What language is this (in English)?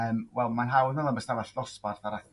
Welsh